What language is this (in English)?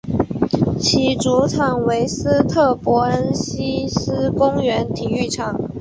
Chinese